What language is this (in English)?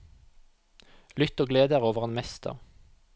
Norwegian